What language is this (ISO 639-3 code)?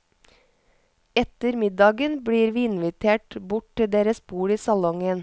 nor